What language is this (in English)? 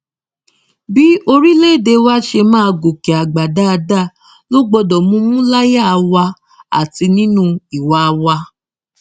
Yoruba